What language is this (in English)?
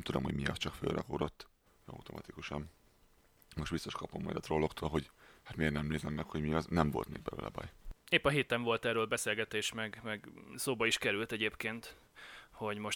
Hungarian